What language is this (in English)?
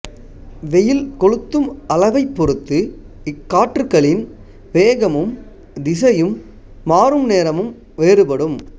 Tamil